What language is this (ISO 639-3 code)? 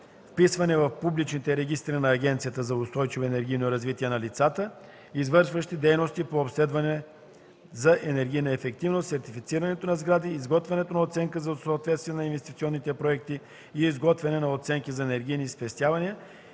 bul